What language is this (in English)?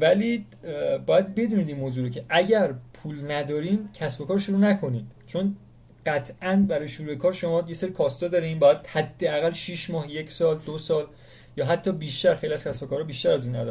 Persian